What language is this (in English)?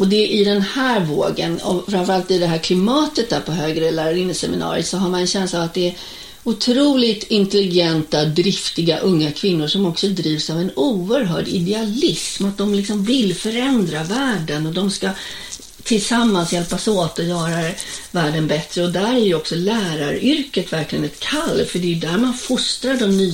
Swedish